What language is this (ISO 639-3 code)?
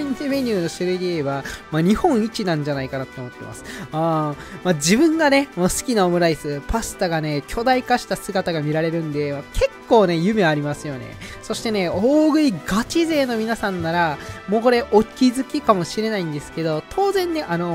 jpn